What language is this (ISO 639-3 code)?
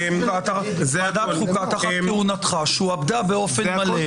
heb